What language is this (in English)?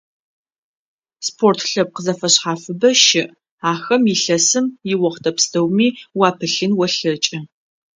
Adyghe